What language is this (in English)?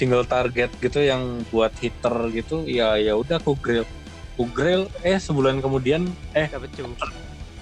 Indonesian